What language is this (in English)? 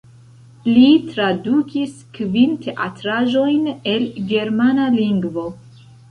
Esperanto